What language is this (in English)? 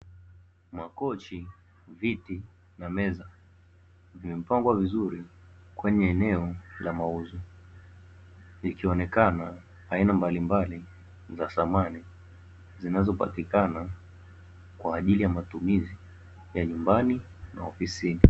Swahili